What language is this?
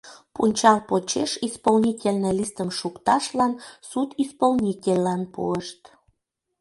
Mari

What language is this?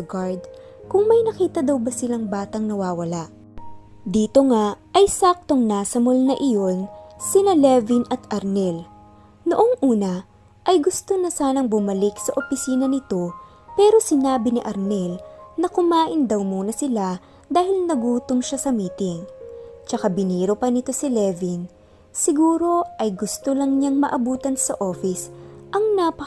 Filipino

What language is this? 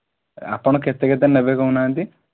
Odia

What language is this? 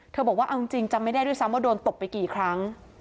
Thai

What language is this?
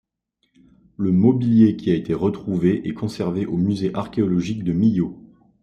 French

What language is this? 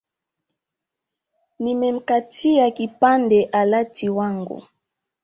Swahili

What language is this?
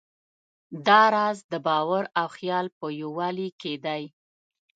Pashto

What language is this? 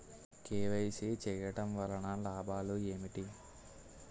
Telugu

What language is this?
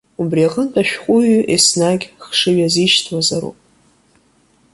Abkhazian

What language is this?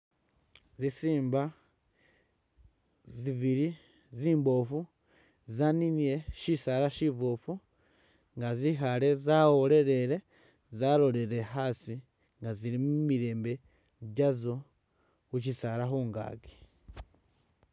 Masaaba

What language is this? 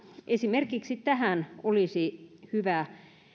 Finnish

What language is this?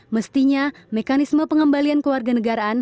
Indonesian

